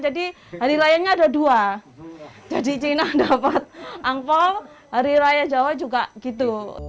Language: Indonesian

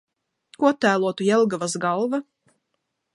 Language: Latvian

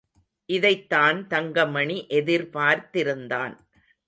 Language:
Tamil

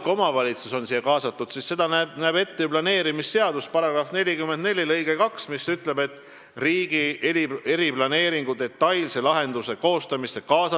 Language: Estonian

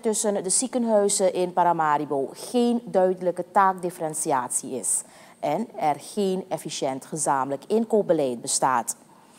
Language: Dutch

